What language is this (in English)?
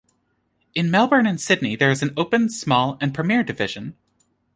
English